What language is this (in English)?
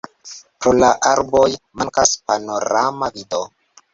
Esperanto